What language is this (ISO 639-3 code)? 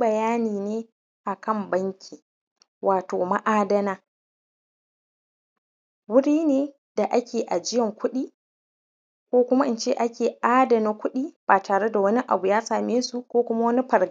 hau